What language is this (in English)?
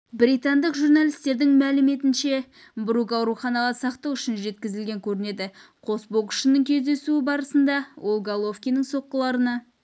Kazakh